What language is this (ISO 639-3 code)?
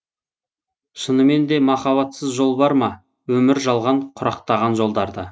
kaz